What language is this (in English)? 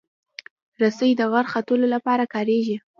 Pashto